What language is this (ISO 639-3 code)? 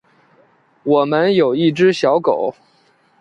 zho